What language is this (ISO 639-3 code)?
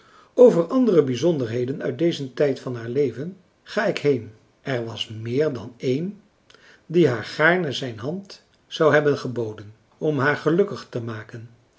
nld